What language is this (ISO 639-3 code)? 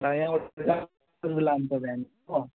nep